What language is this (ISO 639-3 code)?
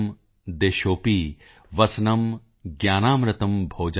pan